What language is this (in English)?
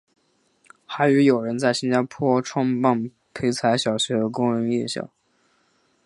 Chinese